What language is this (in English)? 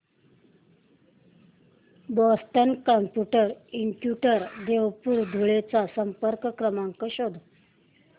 Marathi